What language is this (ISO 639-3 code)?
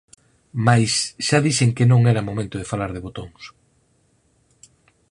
glg